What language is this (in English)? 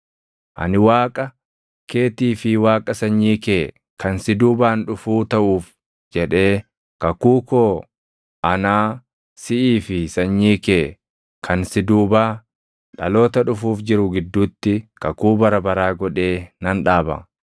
Oromo